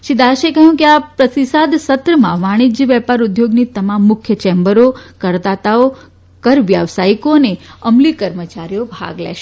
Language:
Gujarati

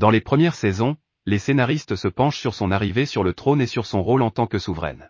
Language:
French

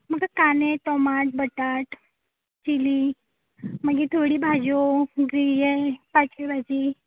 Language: Konkani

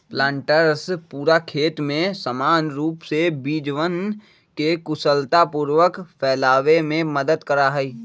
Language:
Magahi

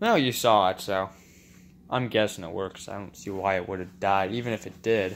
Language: English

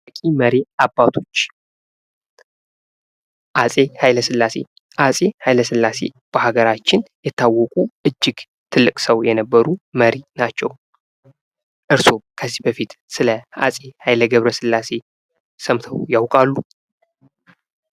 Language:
Amharic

